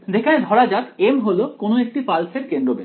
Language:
Bangla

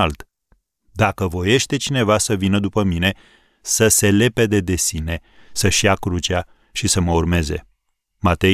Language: Romanian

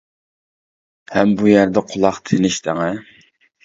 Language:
Uyghur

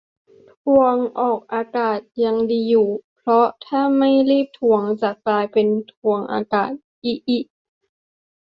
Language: Thai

